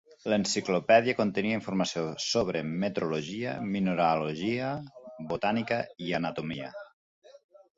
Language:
Catalan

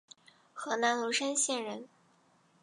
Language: Chinese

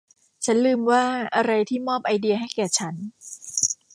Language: Thai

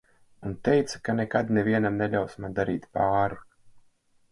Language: Latvian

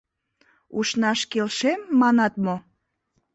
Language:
Mari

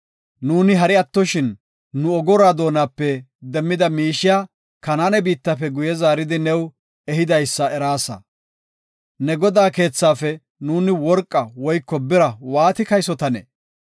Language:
Gofa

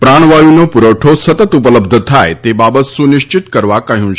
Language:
Gujarati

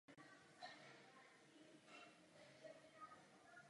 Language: Czech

